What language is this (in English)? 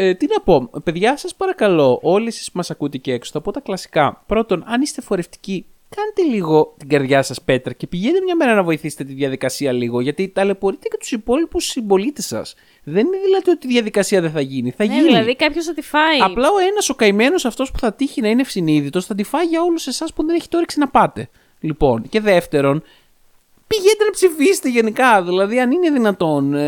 Greek